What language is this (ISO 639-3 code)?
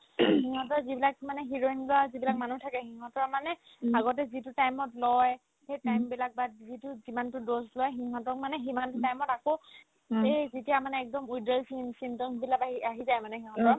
asm